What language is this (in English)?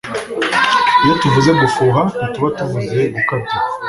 Kinyarwanda